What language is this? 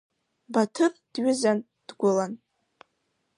Abkhazian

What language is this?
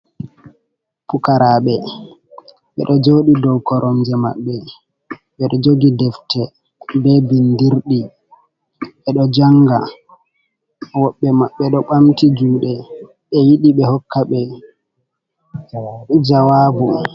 Fula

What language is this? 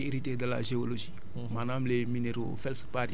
Wolof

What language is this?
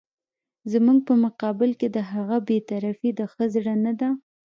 Pashto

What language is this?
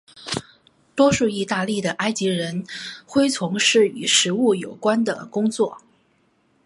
Chinese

